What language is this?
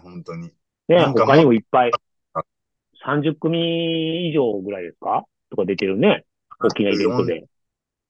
Japanese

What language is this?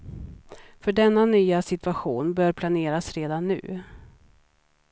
Swedish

